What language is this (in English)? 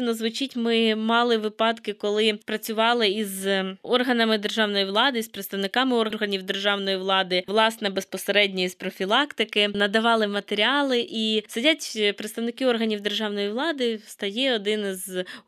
Ukrainian